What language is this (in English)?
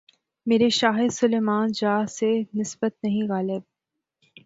Urdu